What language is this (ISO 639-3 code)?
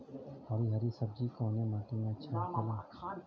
bho